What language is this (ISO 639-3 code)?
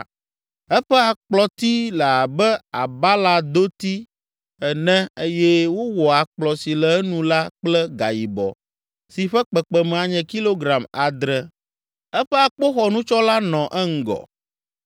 ewe